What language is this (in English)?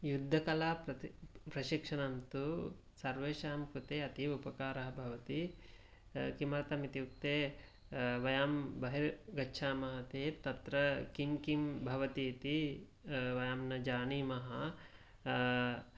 Sanskrit